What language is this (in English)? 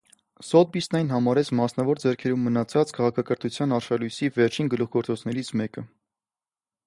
Armenian